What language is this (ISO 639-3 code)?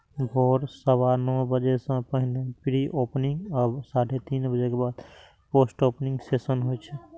mai